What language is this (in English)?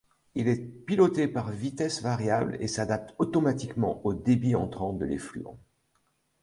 French